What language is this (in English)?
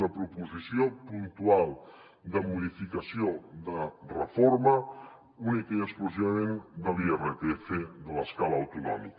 Catalan